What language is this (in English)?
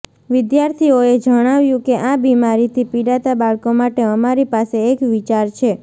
Gujarati